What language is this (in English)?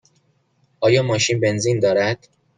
Persian